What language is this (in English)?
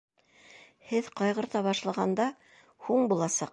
Bashkir